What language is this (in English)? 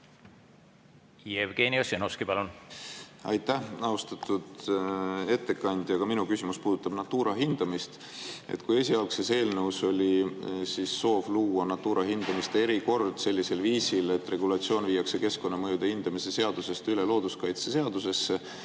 Estonian